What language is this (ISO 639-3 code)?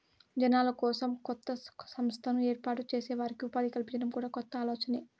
tel